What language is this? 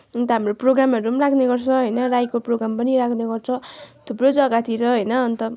Nepali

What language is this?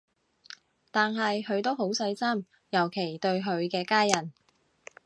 Cantonese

